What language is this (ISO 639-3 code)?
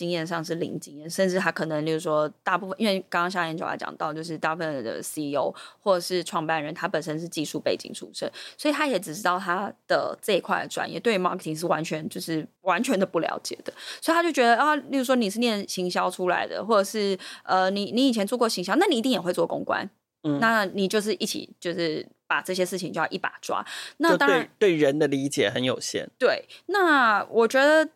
zho